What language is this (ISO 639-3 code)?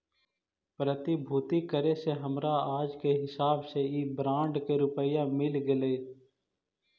mag